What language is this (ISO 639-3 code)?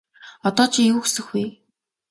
mon